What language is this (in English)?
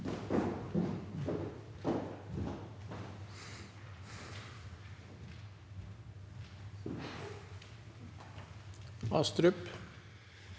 Norwegian